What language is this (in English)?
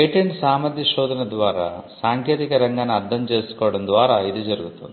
Telugu